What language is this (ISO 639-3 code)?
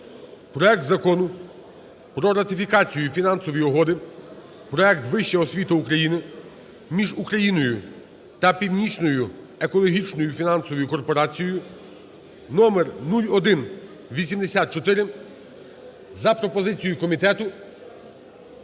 ukr